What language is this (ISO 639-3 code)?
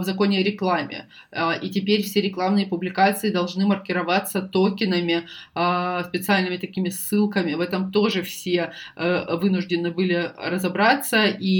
rus